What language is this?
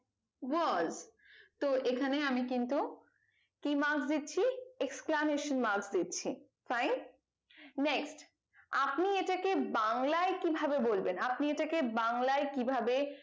Bangla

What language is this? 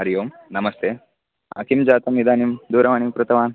Sanskrit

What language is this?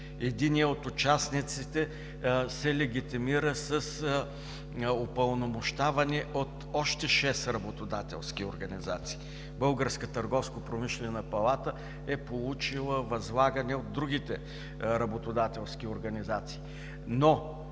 Bulgarian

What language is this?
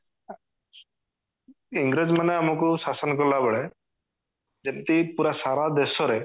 Odia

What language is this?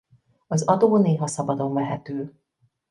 Hungarian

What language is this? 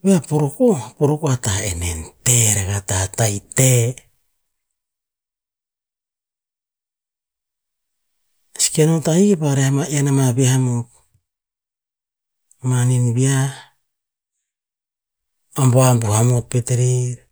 Tinputz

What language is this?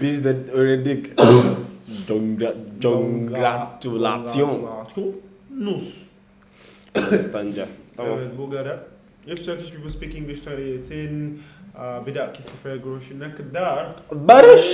Turkish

